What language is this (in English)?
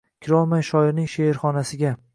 Uzbek